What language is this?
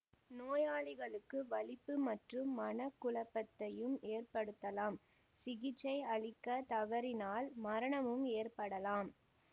Tamil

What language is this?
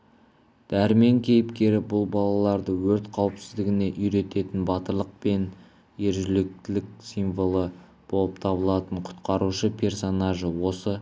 Kazakh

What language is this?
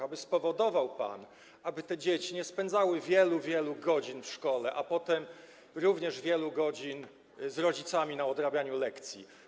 Polish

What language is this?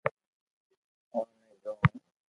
Loarki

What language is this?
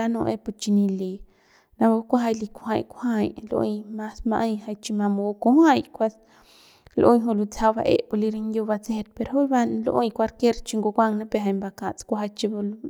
Central Pame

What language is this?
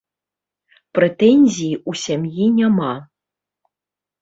Belarusian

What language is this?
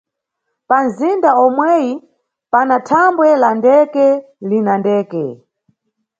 Nyungwe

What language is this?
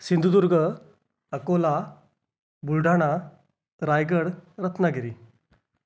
Marathi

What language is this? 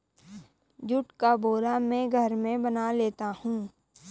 Hindi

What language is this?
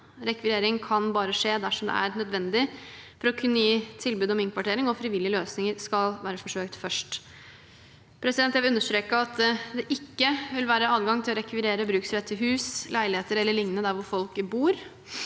Norwegian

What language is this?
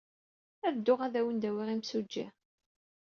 Kabyle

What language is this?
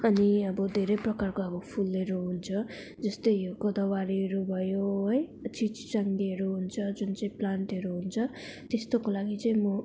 Nepali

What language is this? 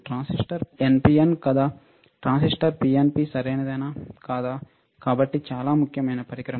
Telugu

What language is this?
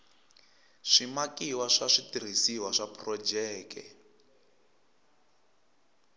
Tsonga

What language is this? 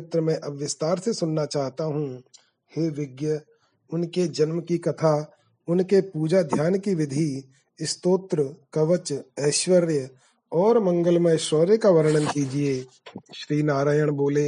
Hindi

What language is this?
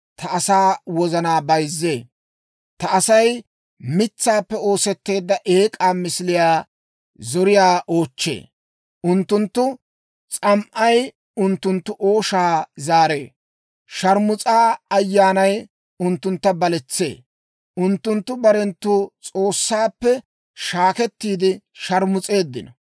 Dawro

